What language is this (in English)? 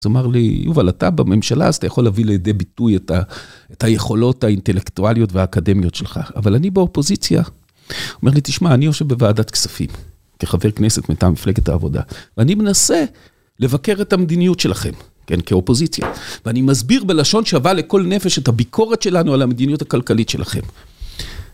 Hebrew